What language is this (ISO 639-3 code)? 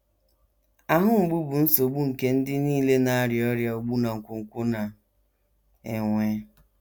ibo